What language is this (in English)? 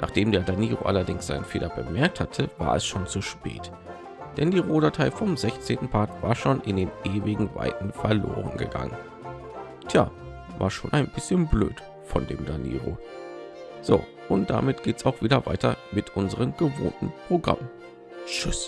German